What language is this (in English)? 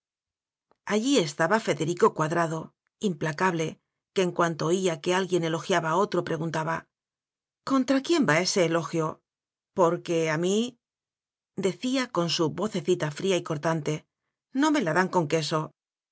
Spanish